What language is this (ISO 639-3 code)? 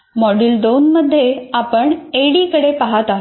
mar